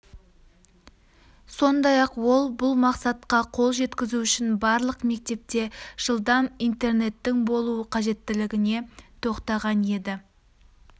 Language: Kazakh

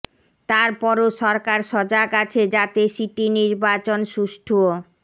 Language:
Bangla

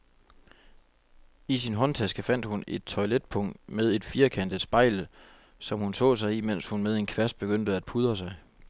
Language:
Danish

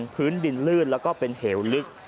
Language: Thai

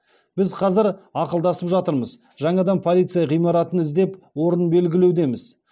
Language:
Kazakh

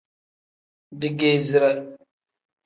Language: Tem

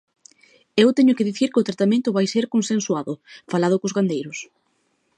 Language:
Galician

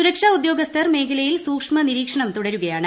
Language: Malayalam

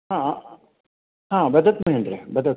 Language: Sanskrit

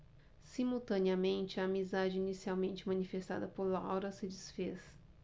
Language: Portuguese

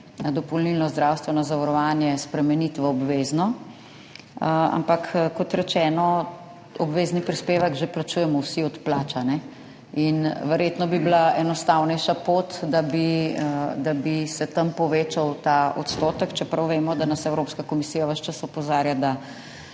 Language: Slovenian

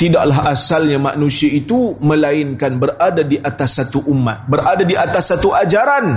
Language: Malay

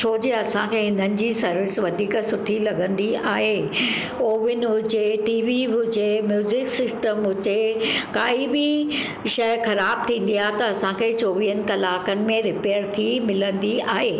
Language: Sindhi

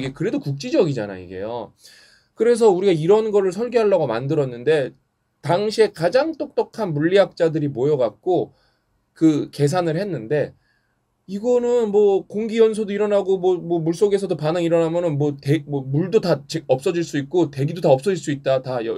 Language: Korean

